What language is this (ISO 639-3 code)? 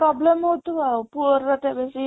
ori